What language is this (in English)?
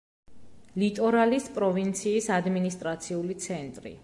Georgian